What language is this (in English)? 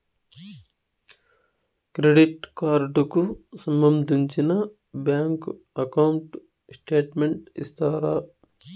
Telugu